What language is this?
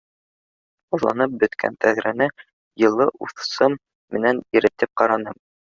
Bashkir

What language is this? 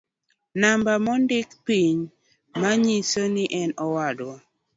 Luo (Kenya and Tanzania)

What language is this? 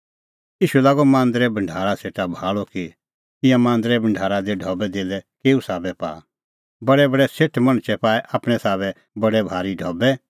Kullu Pahari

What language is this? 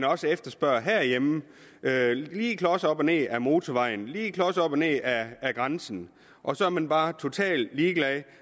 Danish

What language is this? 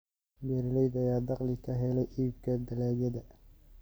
Somali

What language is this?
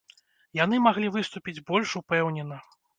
Belarusian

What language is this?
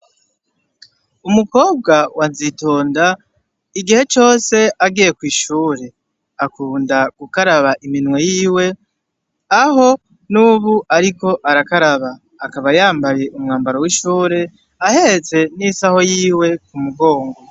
Rundi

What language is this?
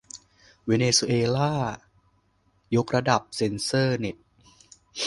Thai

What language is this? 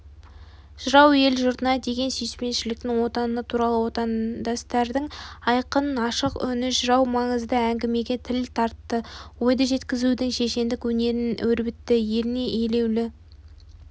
Kazakh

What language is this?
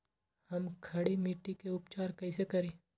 Magahi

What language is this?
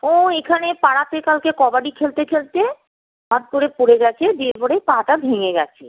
Bangla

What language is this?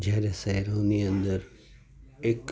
Gujarati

